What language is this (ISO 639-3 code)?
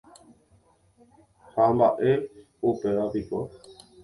grn